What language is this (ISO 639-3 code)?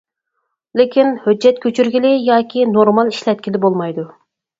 uig